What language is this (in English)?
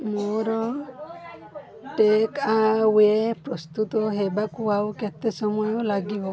Odia